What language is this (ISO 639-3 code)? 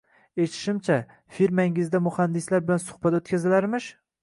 uzb